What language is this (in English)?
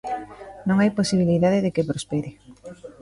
Galician